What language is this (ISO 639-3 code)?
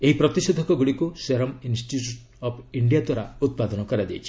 ori